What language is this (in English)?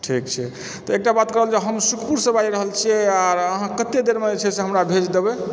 Maithili